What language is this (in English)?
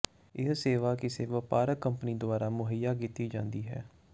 Punjabi